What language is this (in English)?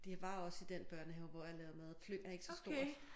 Danish